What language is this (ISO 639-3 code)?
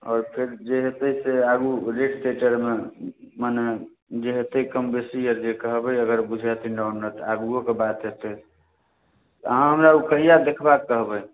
mai